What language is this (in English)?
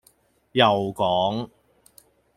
Cantonese